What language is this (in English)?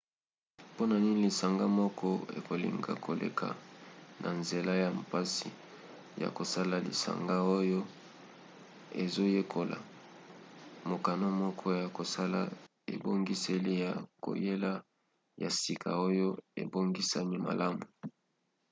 Lingala